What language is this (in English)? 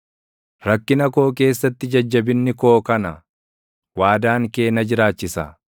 Oromo